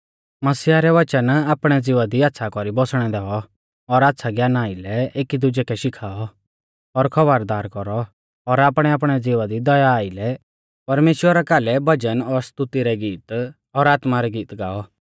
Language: Mahasu Pahari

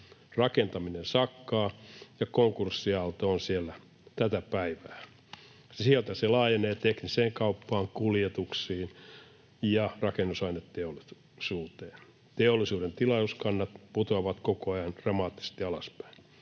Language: Finnish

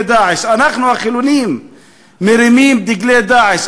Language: Hebrew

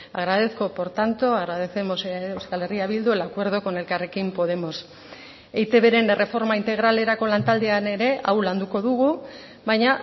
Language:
Basque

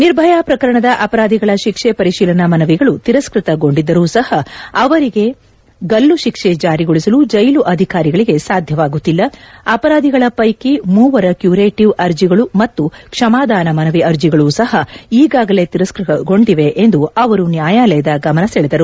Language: Kannada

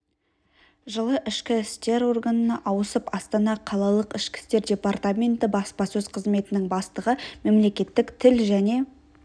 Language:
Kazakh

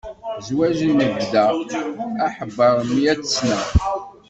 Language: Kabyle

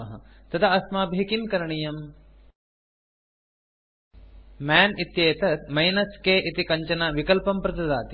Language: Sanskrit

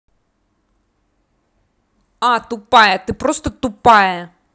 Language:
Russian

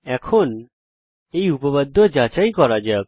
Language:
Bangla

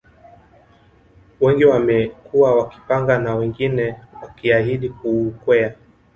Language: Swahili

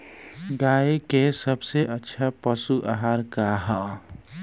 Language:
Bhojpuri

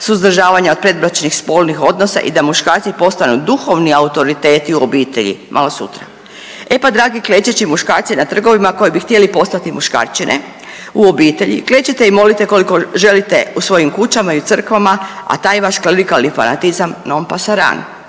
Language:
Croatian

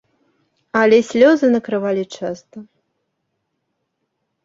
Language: Belarusian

